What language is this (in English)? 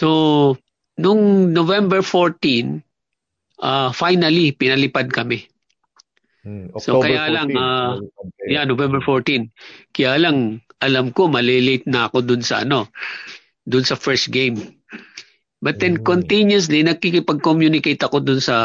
Filipino